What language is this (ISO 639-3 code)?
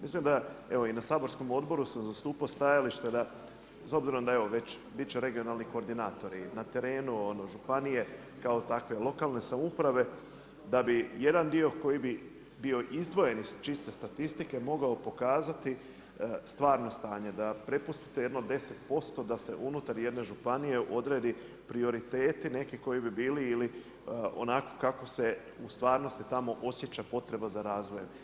hrv